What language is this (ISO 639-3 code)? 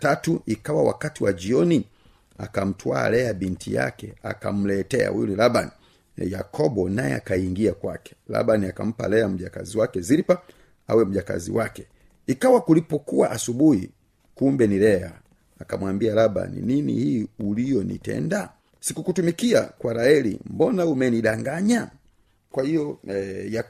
swa